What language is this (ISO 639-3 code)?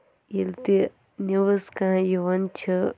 kas